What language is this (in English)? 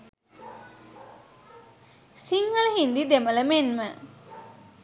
Sinhala